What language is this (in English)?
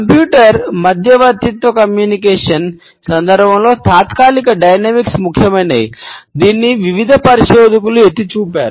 Telugu